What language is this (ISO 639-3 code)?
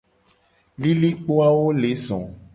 gej